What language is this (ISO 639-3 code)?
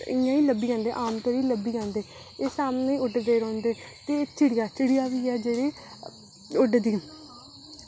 doi